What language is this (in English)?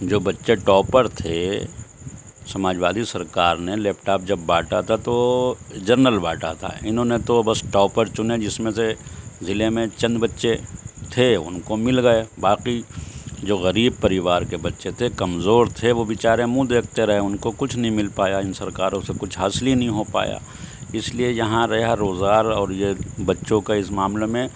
Urdu